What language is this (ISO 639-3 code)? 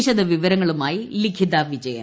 mal